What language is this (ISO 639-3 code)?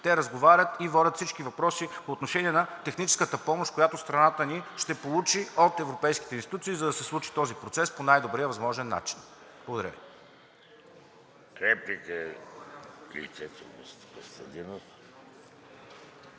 bul